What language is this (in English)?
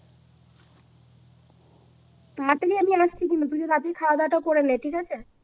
Bangla